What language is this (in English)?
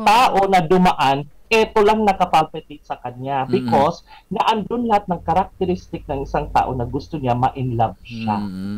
Filipino